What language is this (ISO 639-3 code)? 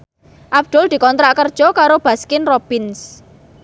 jav